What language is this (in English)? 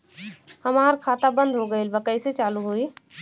Bhojpuri